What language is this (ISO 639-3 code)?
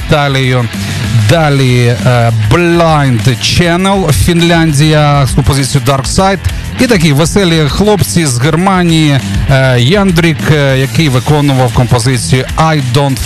ukr